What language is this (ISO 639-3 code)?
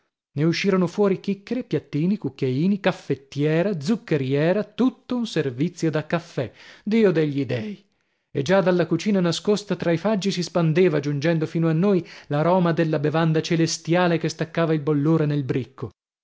ita